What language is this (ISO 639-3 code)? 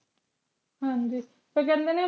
pan